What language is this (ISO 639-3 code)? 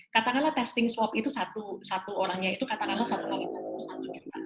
ind